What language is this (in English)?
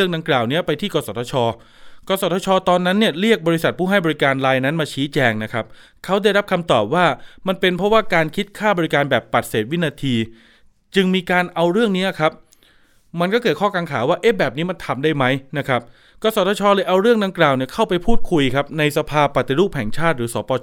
Thai